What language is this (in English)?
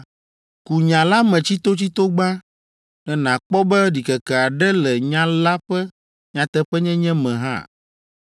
Ewe